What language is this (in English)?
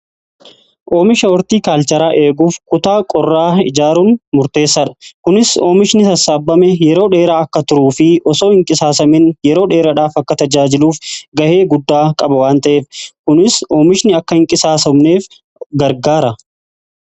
Oromo